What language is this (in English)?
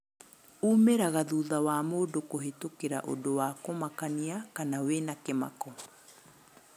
Kikuyu